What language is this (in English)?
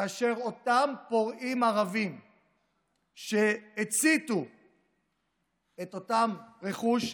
Hebrew